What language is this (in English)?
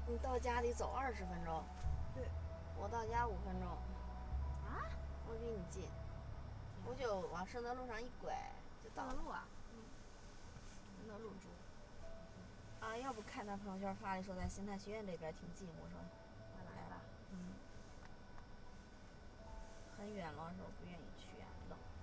Chinese